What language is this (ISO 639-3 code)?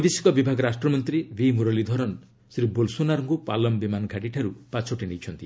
ori